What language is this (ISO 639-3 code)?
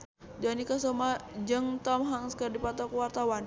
sun